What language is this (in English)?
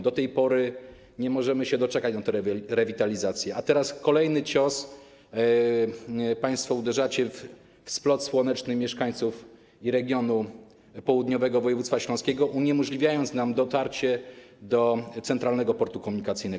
Polish